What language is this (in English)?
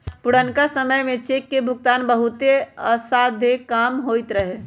Magahi